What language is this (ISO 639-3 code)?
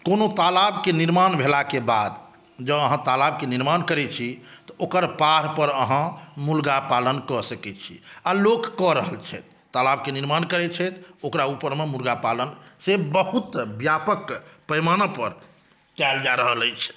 mai